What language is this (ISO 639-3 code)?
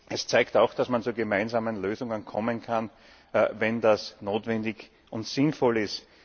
deu